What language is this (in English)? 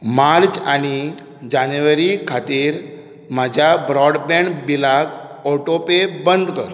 Konkani